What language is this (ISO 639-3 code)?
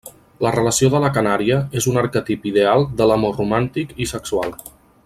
cat